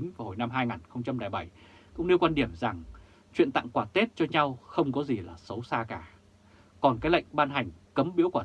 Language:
Vietnamese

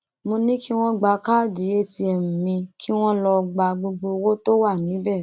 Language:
Yoruba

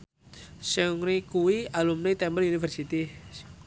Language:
Javanese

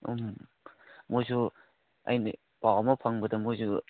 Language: Manipuri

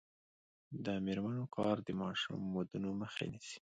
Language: Pashto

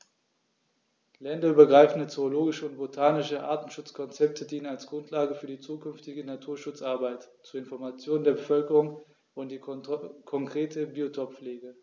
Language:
German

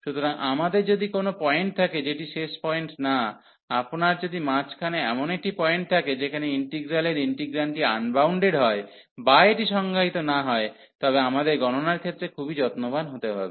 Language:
Bangla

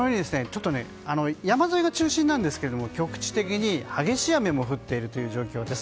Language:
Japanese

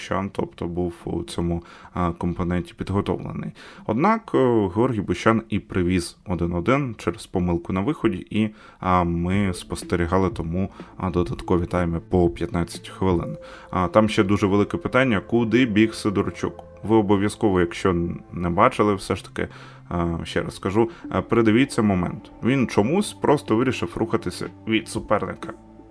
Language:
Ukrainian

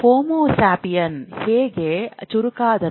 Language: Kannada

